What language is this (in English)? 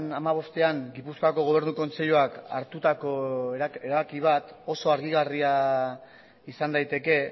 Basque